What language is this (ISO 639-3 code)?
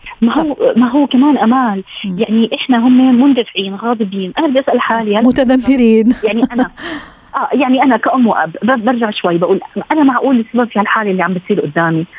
ara